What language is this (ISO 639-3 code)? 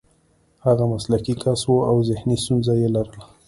pus